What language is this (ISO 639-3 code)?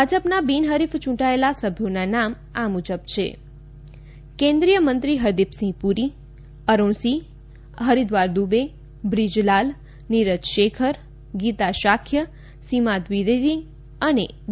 guj